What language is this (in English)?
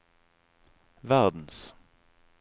Norwegian